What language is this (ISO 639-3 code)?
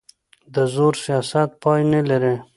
pus